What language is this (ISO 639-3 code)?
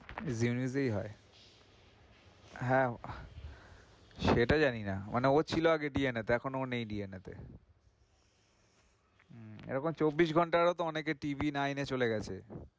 ben